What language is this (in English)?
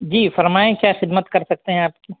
Urdu